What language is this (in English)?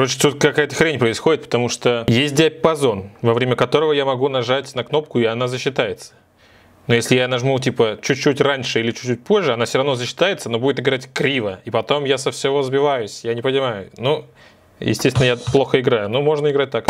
Russian